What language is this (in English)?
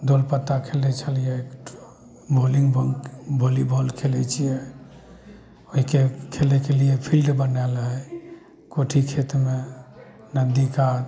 Maithili